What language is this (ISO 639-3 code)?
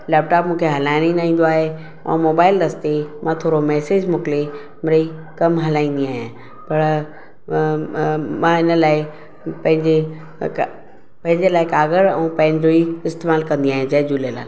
snd